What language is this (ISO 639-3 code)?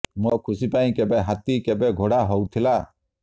ori